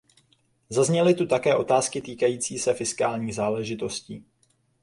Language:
Czech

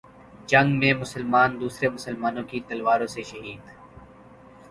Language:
Urdu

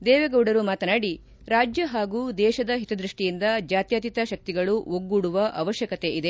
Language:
Kannada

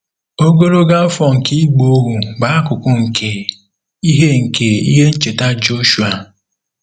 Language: Igbo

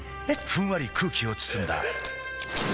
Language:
Japanese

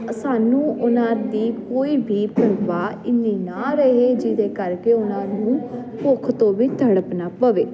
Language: Punjabi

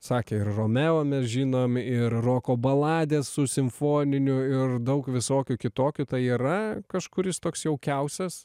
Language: Lithuanian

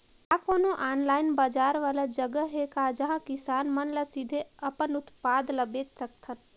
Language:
Chhattisgarhi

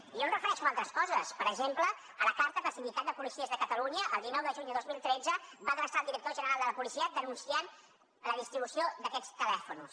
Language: Catalan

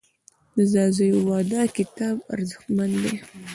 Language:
Pashto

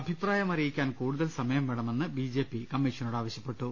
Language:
Malayalam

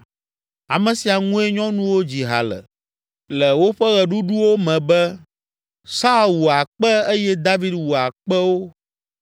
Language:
Ewe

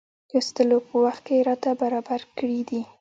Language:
Pashto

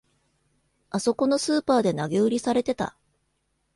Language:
Japanese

